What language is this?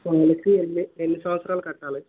Telugu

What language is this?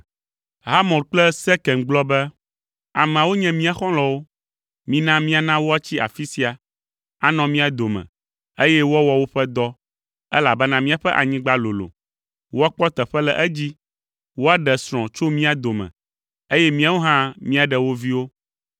Ewe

